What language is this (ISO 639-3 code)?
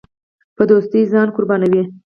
pus